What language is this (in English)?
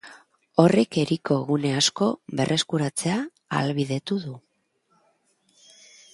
Basque